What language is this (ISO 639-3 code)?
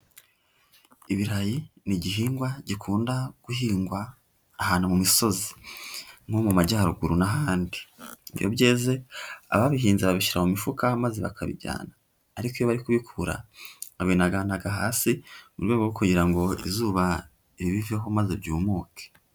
kin